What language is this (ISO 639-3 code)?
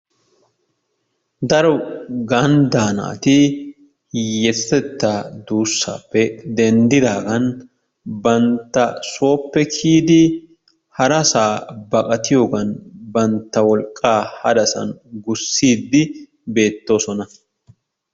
wal